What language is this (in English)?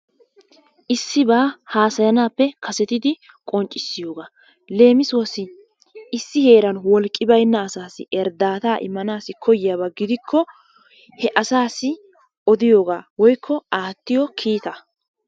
Wolaytta